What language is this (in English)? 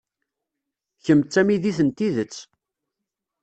Kabyle